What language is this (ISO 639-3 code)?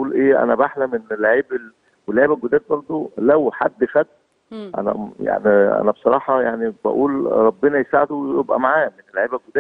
ara